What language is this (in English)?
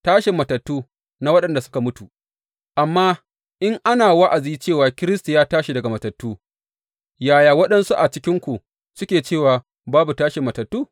Hausa